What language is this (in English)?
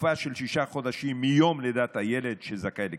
Hebrew